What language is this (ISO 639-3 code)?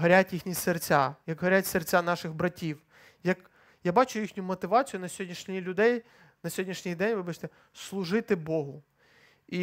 ukr